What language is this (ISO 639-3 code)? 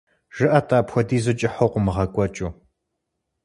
kbd